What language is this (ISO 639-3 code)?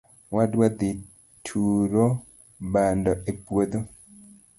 luo